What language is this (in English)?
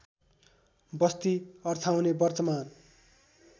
Nepali